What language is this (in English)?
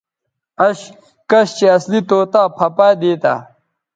Bateri